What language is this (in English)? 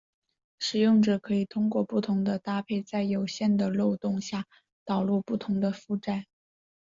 Chinese